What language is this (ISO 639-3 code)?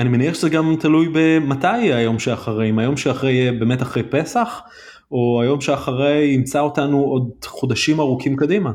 heb